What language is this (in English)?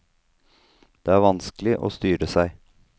Norwegian